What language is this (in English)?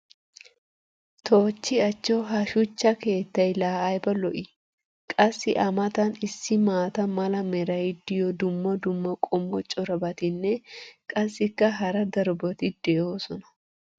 Wolaytta